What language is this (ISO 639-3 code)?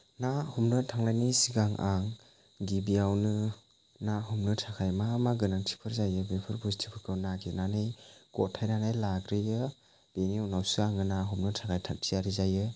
brx